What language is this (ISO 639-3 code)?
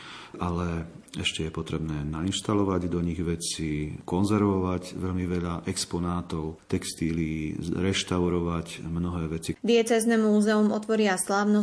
slk